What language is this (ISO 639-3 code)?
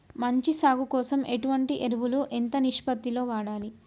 tel